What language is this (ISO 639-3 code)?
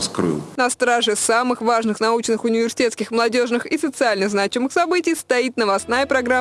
rus